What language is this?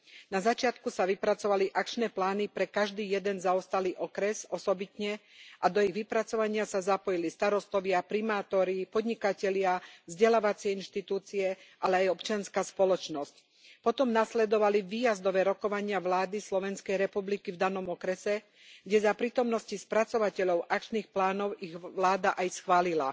Slovak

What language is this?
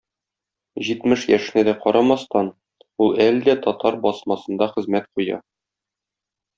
Tatar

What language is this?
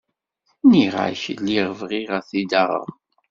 Kabyle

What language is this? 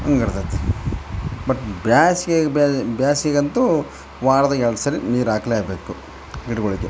Kannada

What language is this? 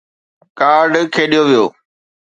Sindhi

